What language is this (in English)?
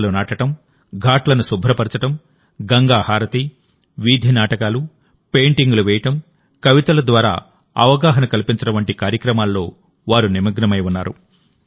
Telugu